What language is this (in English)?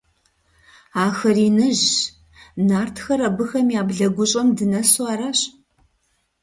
Kabardian